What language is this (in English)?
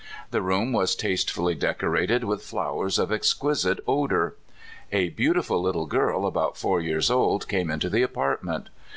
English